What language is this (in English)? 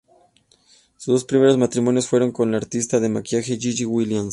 Spanish